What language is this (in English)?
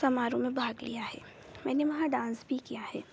Hindi